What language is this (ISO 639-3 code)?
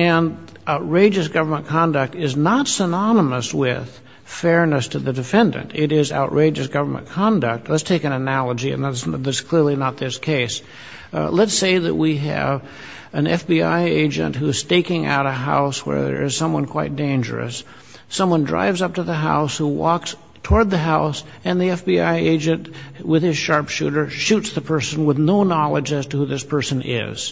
eng